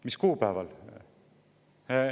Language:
Estonian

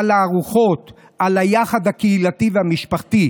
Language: Hebrew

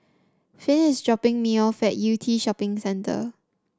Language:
English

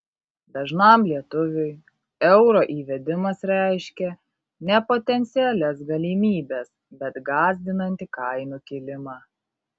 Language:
Lithuanian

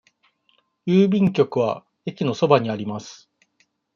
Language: Japanese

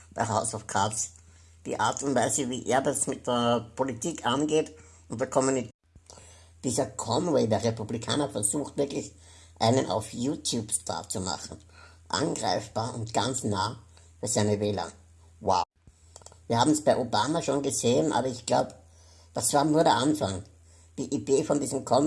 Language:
German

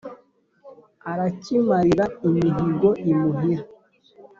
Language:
Kinyarwanda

